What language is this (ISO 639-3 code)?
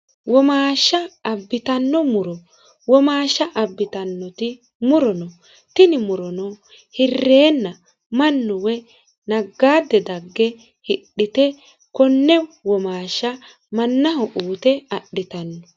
sid